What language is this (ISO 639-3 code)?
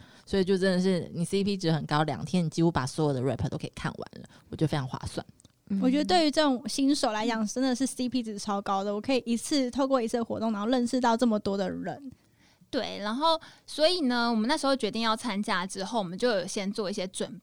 zho